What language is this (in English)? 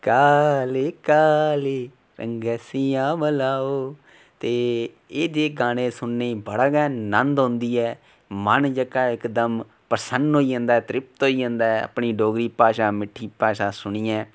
Dogri